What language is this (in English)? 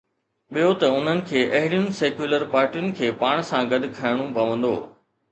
Sindhi